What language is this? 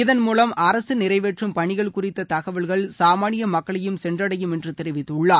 Tamil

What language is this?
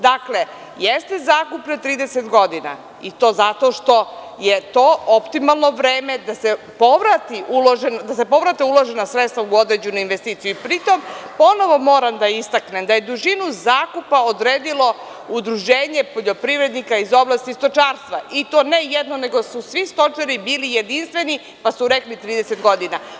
Serbian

